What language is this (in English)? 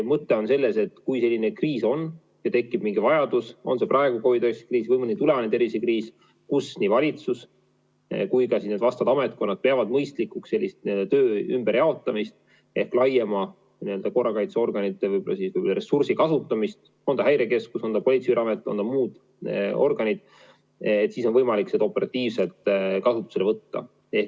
Estonian